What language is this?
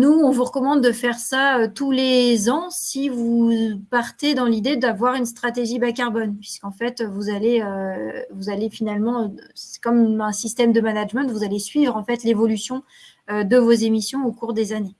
French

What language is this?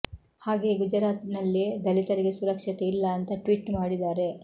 Kannada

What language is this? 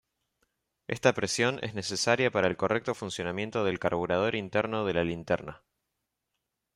Spanish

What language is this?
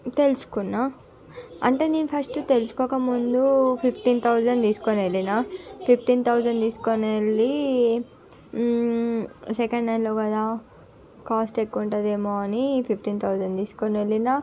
Telugu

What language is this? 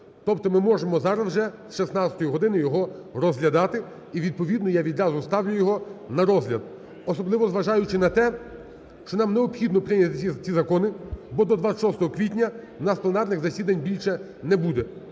Ukrainian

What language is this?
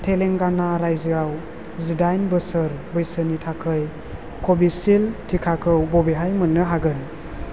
Bodo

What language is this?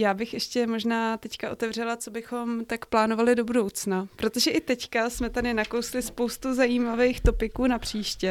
Czech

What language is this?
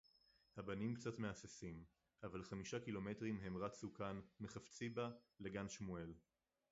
Hebrew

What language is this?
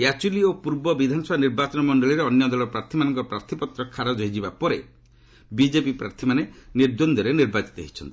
Odia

